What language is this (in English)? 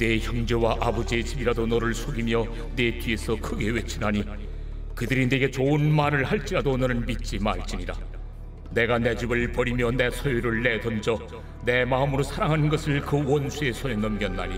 Korean